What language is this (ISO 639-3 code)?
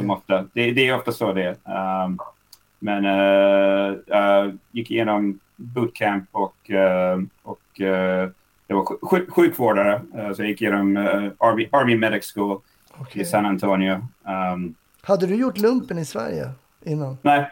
swe